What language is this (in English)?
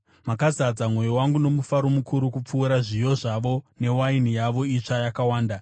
Shona